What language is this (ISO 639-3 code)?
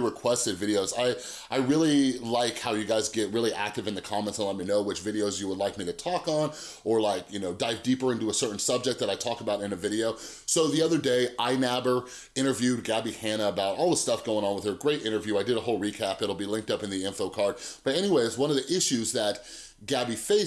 eng